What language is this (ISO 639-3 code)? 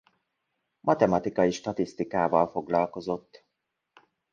hun